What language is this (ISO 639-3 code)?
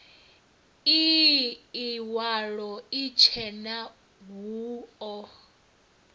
ven